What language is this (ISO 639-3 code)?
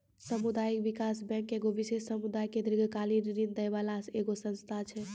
mai